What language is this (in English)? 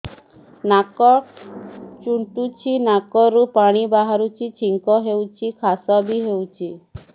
Odia